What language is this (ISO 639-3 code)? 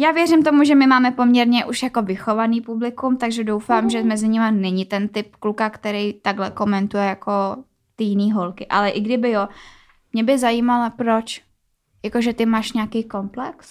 ces